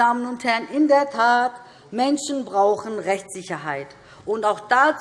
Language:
German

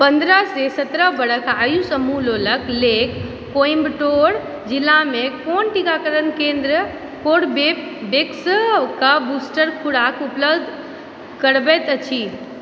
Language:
Maithili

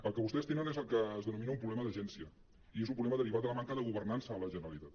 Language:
Catalan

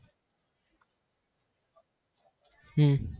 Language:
Gujarati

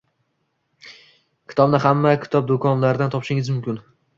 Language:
Uzbek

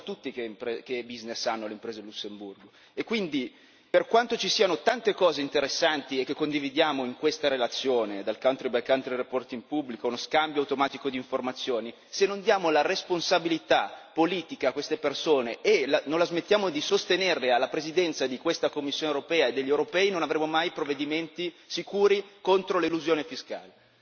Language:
Italian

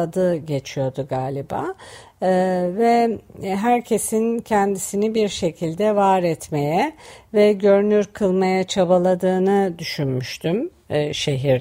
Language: Turkish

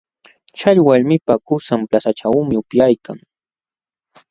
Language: Jauja Wanca Quechua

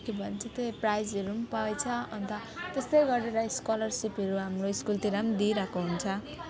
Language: Nepali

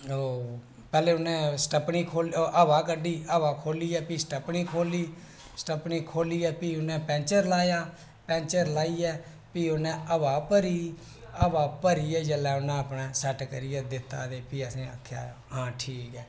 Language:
Dogri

